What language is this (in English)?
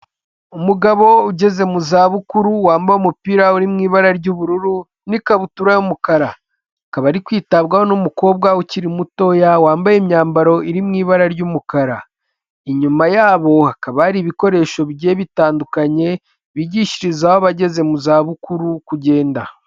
Kinyarwanda